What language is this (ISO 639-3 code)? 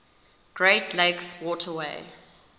eng